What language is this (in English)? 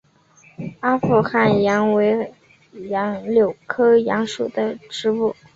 Chinese